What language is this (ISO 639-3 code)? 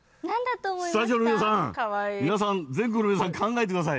jpn